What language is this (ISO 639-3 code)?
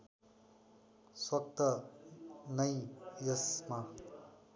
nep